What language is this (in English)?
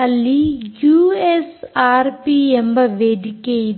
Kannada